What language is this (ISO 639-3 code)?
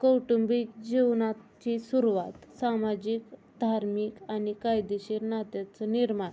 mar